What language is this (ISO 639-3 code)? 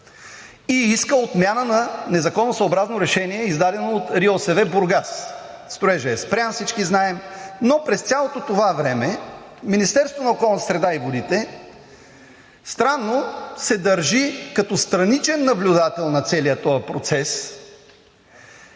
bul